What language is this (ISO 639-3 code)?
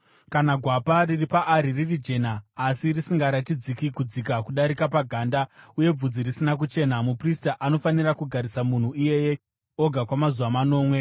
sna